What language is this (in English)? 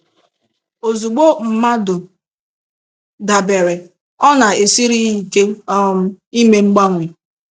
Igbo